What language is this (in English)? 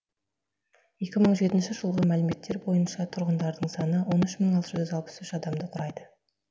Kazakh